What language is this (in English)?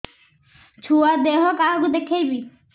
Odia